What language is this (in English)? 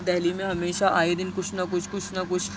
Urdu